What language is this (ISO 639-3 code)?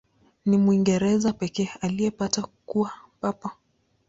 swa